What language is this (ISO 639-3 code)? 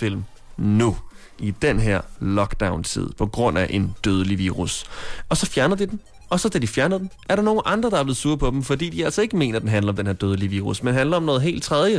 dan